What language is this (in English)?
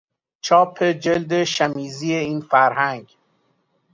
Persian